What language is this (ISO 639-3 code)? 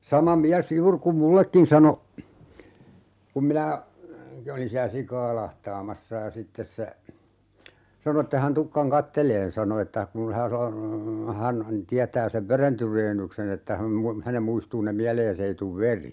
fin